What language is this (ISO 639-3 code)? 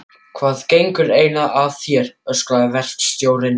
isl